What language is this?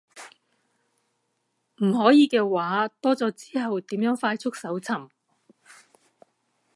Cantonese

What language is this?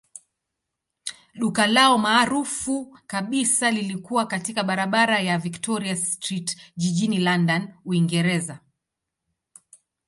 Swahili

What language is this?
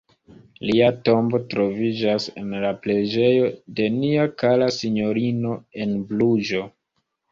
Esperanto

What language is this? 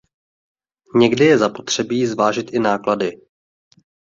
Czech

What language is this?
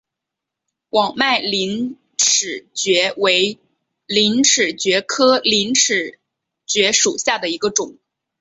Chinese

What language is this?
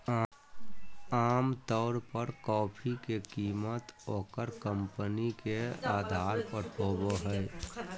Magahi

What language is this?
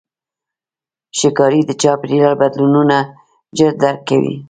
Pashto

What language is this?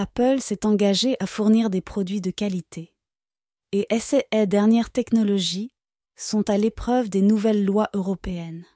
French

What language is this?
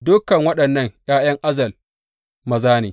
Hausa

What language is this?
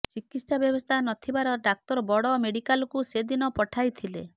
Odia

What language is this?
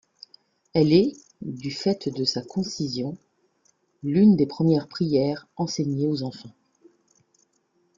French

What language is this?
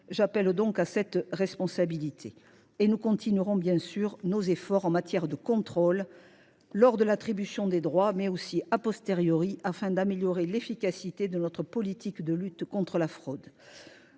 French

